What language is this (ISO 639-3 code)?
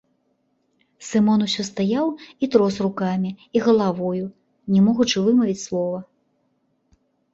bel